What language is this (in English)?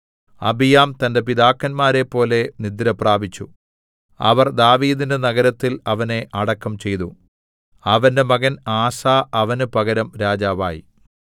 Malayalam